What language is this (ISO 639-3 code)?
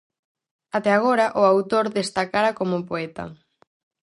glg